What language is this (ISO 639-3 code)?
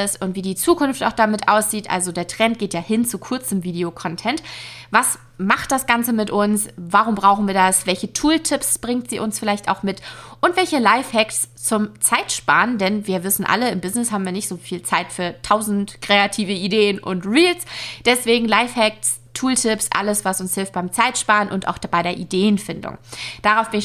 deu